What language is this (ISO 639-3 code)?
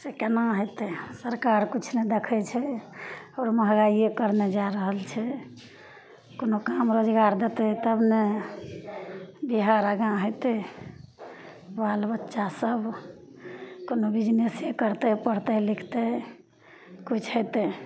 mai